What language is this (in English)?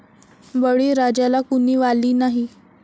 Marathi